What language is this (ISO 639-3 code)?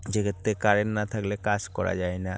ben